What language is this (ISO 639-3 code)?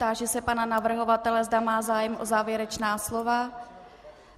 ces